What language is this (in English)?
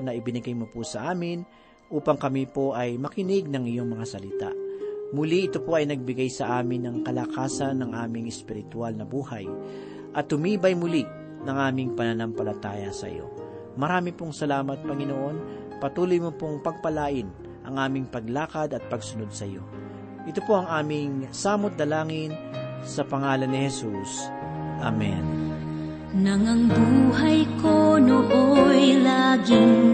Filipino